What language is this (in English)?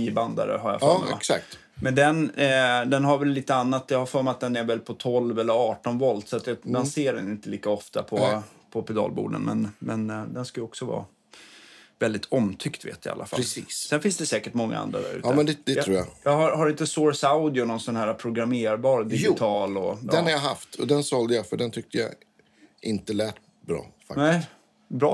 Swedish